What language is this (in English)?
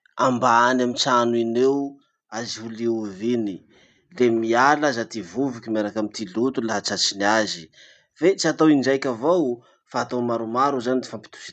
Masikoro Malagasy